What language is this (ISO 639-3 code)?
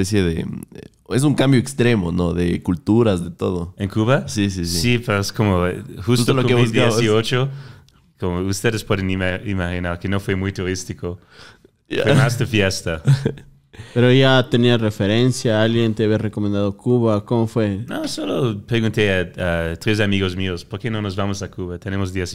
spa